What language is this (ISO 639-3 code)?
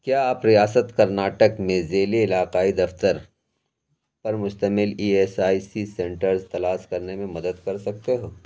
urd